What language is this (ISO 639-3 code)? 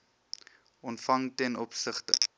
afr